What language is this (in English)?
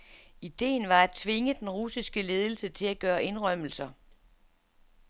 Danish